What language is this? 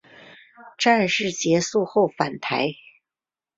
Chinese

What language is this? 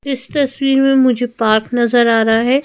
Hindi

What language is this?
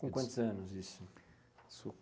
Portuguese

